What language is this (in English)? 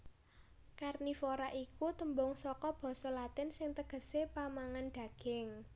Javanese